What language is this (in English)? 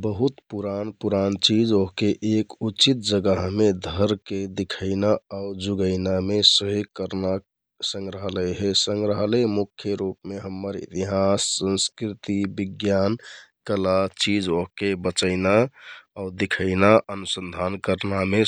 Kathoriya Tharu